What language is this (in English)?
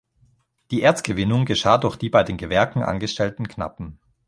German